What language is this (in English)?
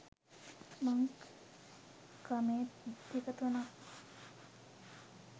Sinhala